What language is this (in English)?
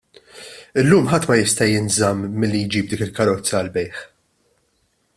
Maltese